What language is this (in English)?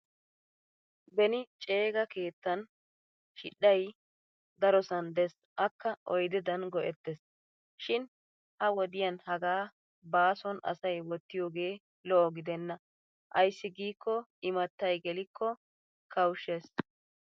Wolaytta